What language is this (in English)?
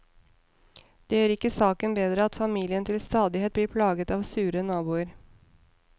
Norwegian